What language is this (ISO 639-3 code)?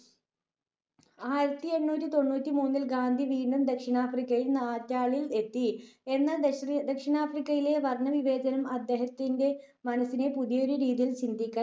mal